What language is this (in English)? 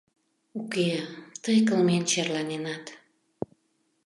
Mari